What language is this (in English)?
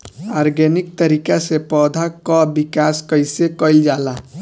Bhojpuri